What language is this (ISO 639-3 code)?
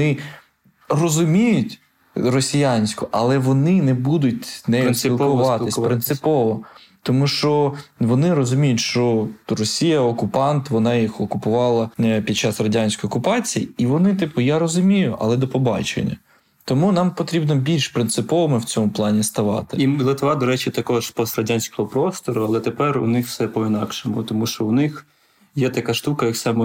ukr